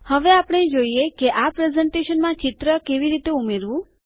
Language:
Gujarati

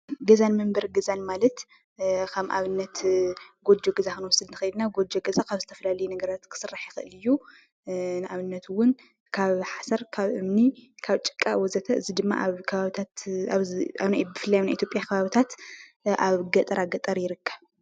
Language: Tigrinya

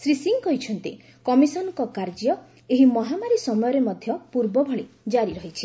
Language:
Odia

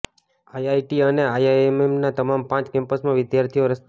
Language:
Gujarati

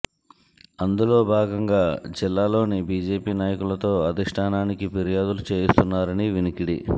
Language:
Telugu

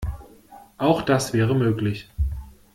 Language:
German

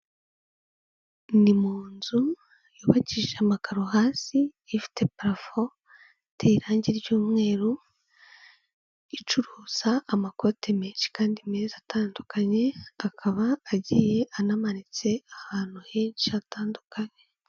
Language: Kinyarwanda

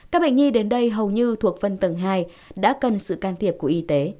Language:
Vietnamese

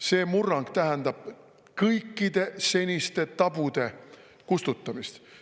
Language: Estonian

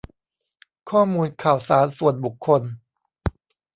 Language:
Thai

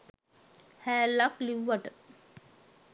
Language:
Sinhala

